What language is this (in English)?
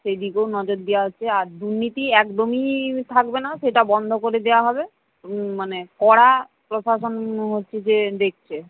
Bangla